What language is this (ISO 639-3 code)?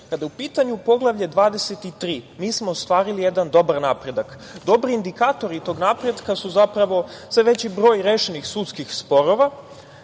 srp